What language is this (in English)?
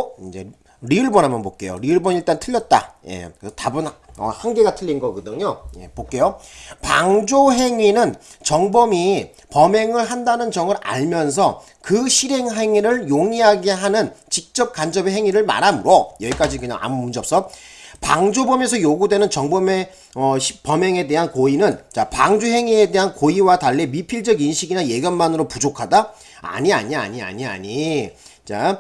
Korean